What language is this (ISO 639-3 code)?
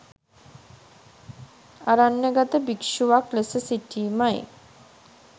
sin